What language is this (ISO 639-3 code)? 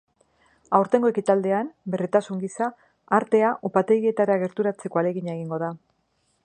eus